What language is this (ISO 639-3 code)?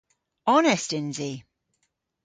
cor